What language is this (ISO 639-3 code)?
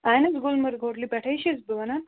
kas